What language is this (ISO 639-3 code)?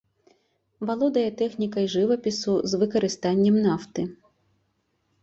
bel